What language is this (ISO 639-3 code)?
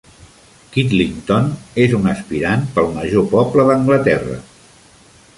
cat